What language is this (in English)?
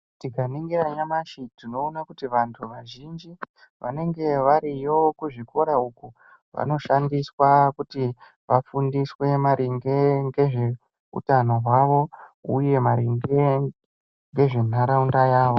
Ndau